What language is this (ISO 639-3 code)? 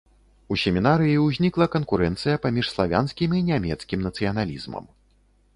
bel